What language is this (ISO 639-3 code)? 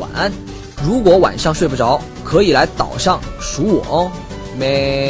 zho